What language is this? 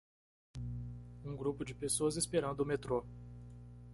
Portuguese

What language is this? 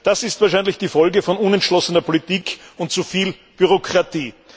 German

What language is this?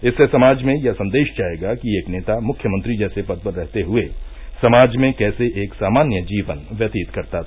Hindi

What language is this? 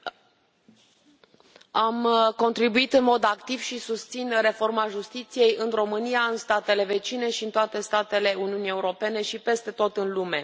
Romanian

